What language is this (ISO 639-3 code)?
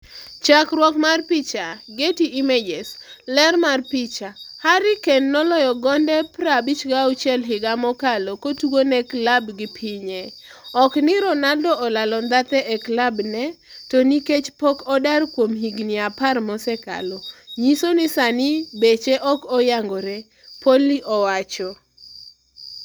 luo